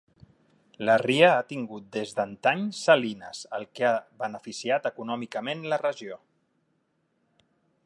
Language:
Catalan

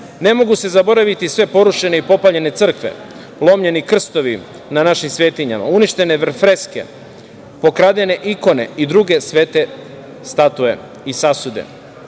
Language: Serbian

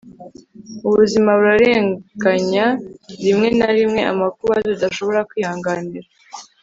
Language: Kinyarwanda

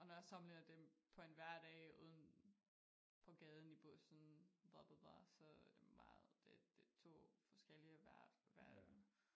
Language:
Danish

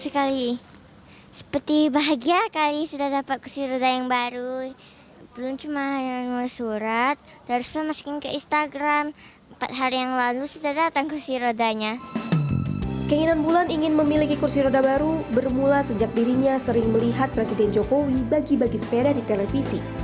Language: Indonesian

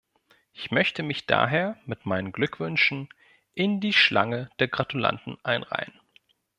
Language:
German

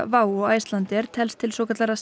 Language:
Icelandic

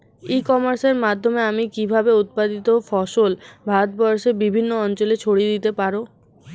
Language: Bangla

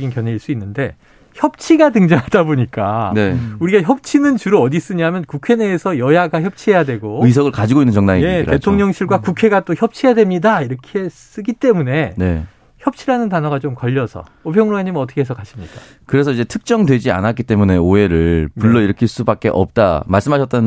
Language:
Korean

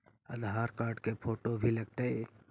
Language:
Magahi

